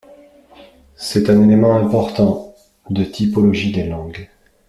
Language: French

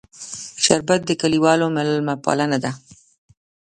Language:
Pashto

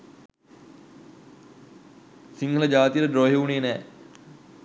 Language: Sinhala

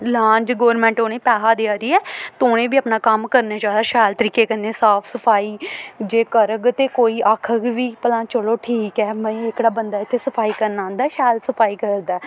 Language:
Dogri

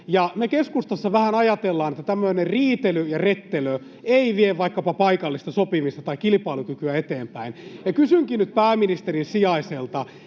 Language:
Finnish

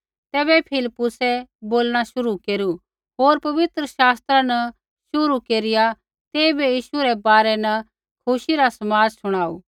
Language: Kullu Pahari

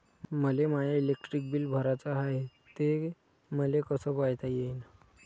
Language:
Marathi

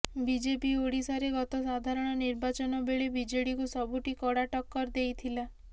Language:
Odia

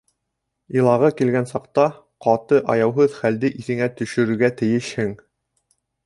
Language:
Bashkir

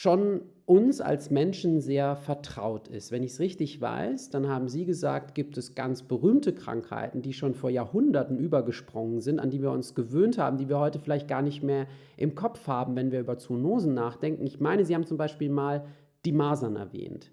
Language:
German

